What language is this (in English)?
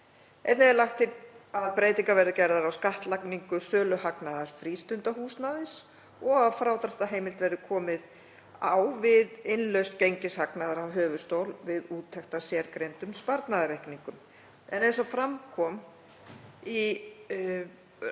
Icelandic